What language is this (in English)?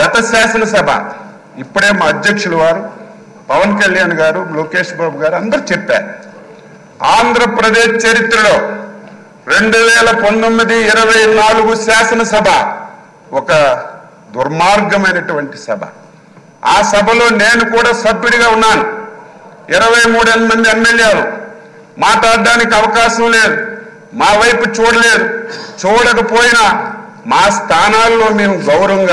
Telugu